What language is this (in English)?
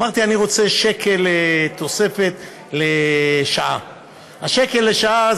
Hebrew